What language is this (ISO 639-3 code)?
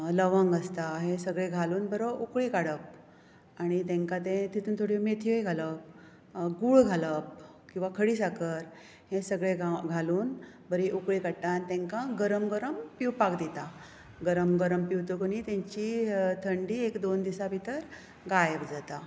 kok